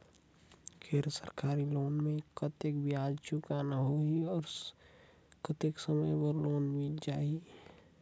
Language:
Chhattisgarhi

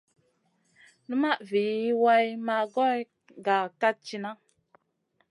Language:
Masana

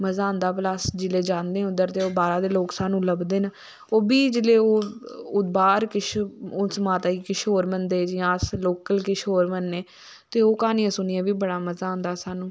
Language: Dogri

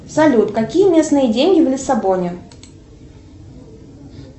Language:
Russian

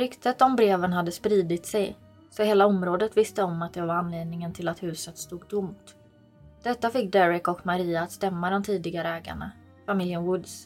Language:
Swedish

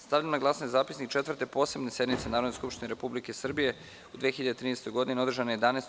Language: Serbian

